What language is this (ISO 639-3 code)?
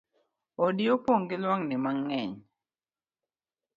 luo